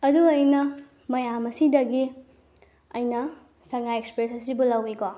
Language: Manipuri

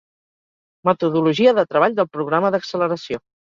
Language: Catalan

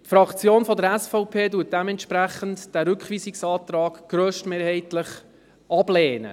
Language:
Swiss German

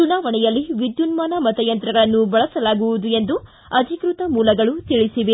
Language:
Kannada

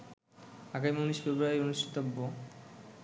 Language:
Bangla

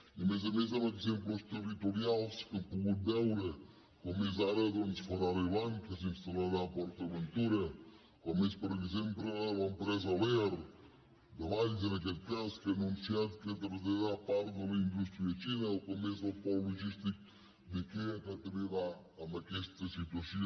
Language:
Catalan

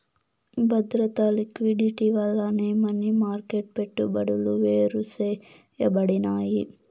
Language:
Telugu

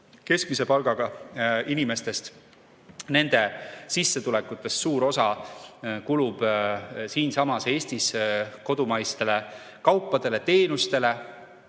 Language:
Estonian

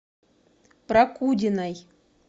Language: Russian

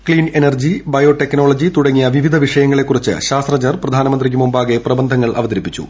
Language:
Malayalam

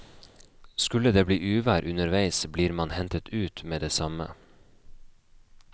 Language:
Norwegian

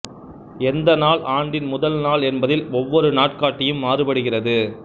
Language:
Tamil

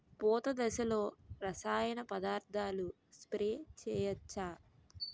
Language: Telugu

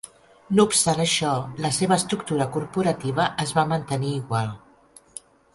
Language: Catalan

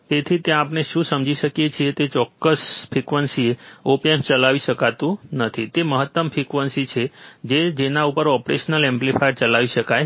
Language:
Gujarati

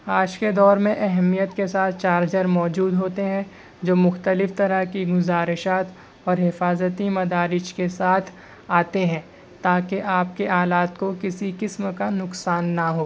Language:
Urdu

